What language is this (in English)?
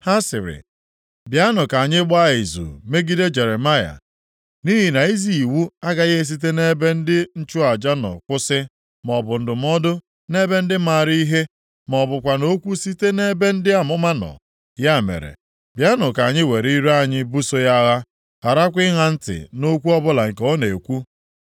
Igbo